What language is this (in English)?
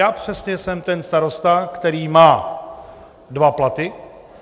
Czech